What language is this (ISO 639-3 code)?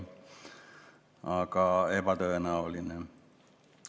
est